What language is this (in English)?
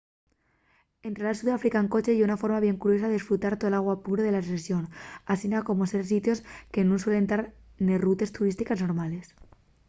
Asturian